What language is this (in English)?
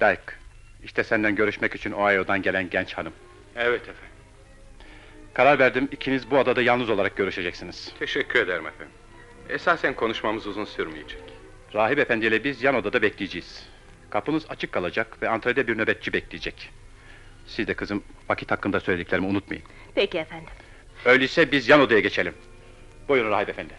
Turkish